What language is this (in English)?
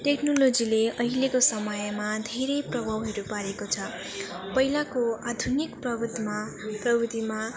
Nepali